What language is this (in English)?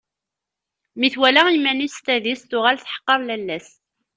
Kabyle